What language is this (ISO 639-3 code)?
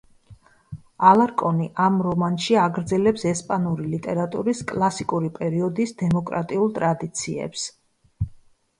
kat